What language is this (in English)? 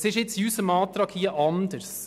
Swiss German